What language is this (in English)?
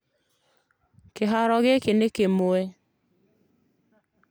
Kikuyu